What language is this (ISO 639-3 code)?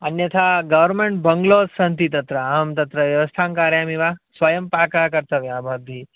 san